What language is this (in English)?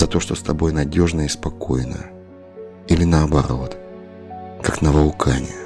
Russian